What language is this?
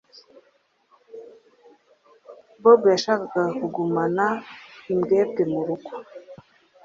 Kinyarwanda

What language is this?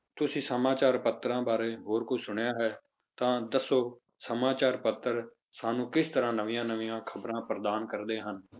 Punjabi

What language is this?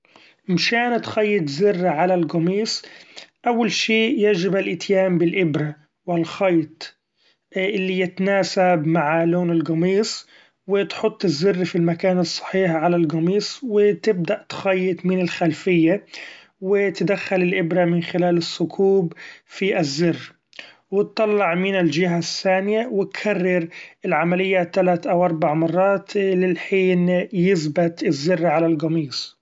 Gulf Arabic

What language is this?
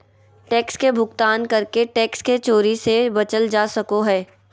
Magahi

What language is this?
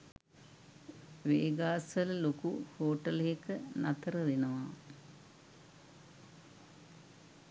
Sinhala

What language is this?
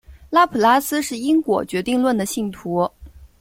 Chinese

